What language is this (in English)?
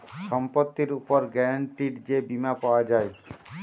Bangla